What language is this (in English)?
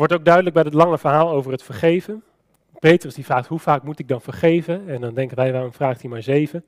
Dutch